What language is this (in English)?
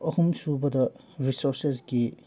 Manipuri